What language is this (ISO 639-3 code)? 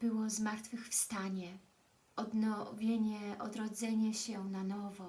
pol